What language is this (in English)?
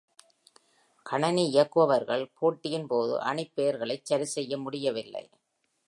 Tamil